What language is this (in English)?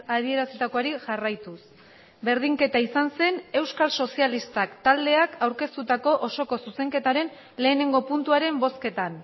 Basque